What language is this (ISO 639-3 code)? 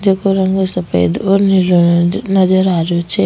raj